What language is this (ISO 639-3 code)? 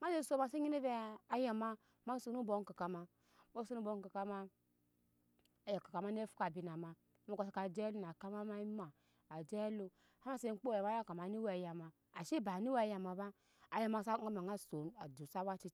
yes